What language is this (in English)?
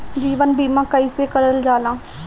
Bhojpuri